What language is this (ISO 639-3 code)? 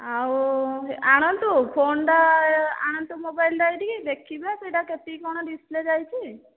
ori